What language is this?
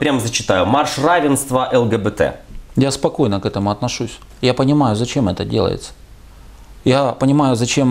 Russian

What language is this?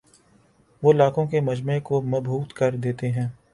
Urdu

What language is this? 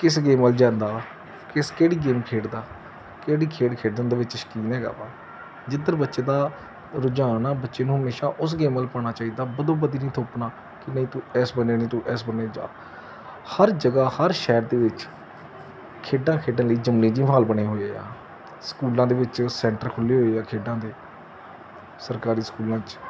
Punjabi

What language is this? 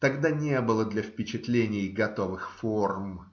Russian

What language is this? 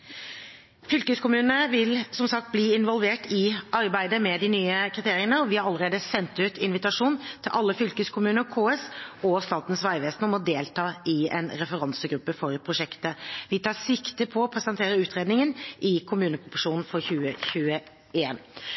Norwegian Bokmål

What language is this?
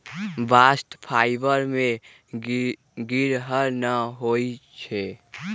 Magahi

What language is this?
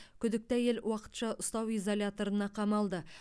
Kazakh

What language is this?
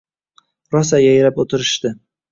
Uzbek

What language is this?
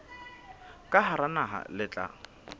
Southern Sotho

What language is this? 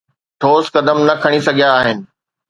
Sindhi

